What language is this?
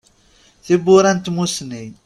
Kabyle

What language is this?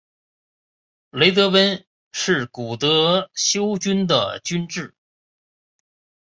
Chinese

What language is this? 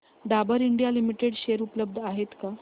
Marathi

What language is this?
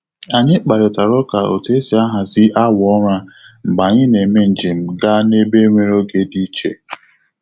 Igbo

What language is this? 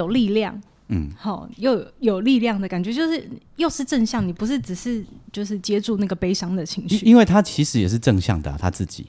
Chinese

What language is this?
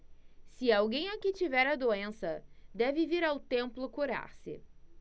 Portuguese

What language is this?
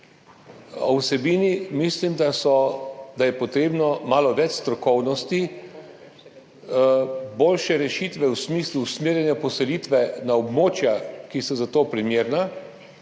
Slovenian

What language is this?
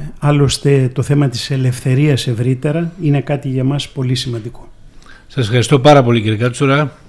Greek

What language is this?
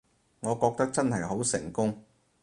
Cantonese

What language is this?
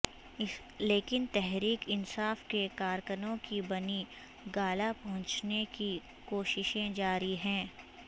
Urdu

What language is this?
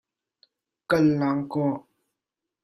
Hakha Chin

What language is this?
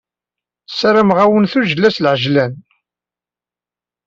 Kabyle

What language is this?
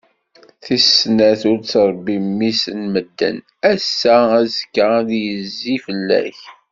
Kabyle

